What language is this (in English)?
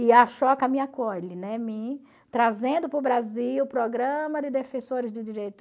Portuguese